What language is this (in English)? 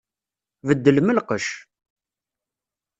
Kabyle